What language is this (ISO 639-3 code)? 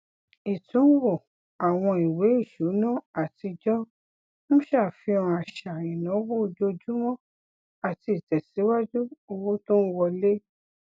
yor